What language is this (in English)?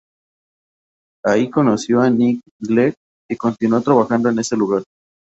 Spanish